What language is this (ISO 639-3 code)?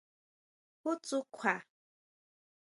mau